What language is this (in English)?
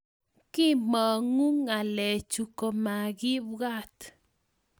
Kalenjin